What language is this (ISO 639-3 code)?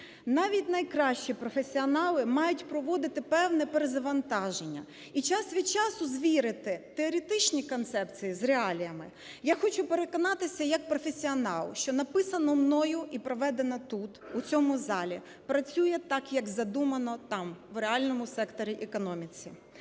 ukr